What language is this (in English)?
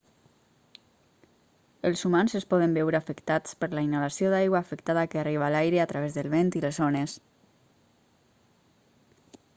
Catalan